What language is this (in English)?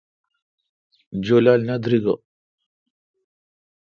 Kalkoti